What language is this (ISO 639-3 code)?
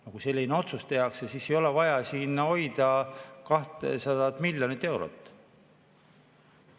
est